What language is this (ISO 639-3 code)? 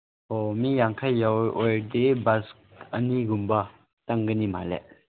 mni